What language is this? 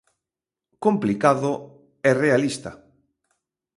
Galician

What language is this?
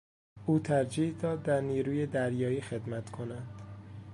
Persian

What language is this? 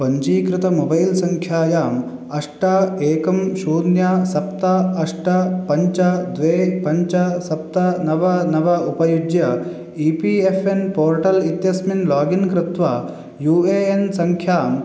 Sanskrit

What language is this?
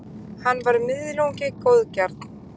Icelandic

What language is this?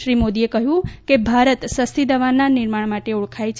Gujarati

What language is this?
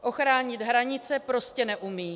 Czech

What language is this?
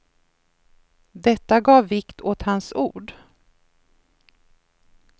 Swedish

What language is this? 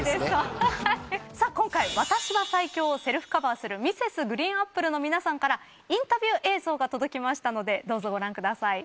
Japanese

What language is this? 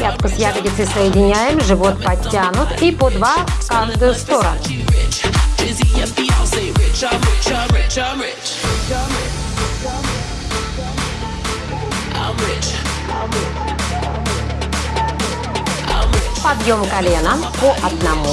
Russian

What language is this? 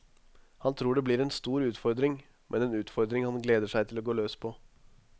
Norwegian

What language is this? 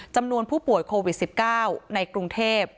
Thai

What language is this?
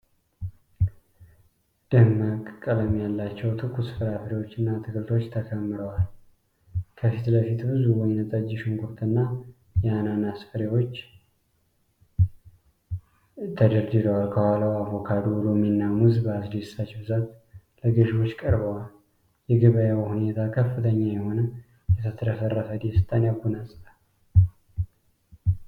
Amharic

